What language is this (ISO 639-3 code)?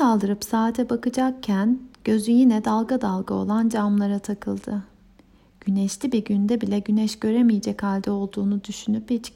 tur